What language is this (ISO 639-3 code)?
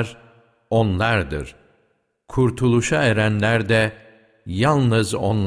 tur